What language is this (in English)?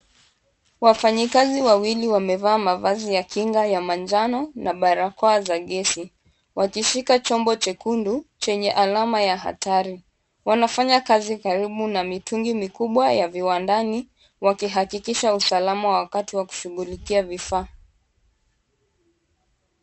Swahili